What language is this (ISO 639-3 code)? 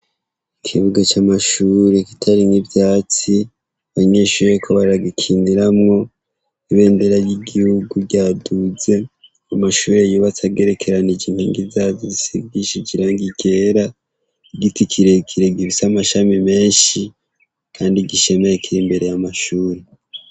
run